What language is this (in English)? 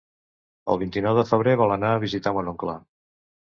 Catalan